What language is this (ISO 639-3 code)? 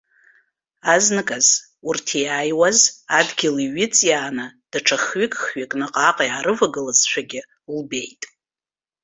abk